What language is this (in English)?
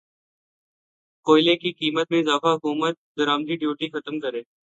Urdu